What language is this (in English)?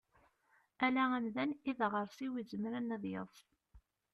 Kabyle